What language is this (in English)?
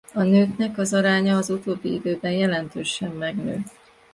Hungarian